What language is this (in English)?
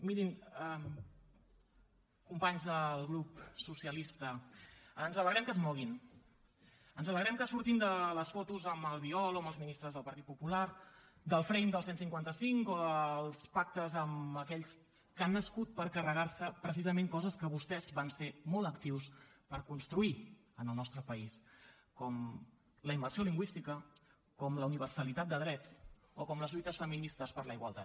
Catalan